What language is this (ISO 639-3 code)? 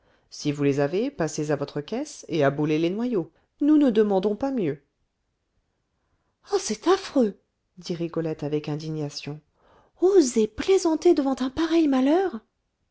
fra